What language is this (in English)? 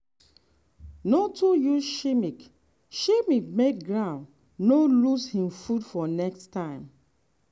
Nigerian Pidgin